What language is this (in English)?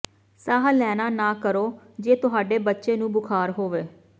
Punjabi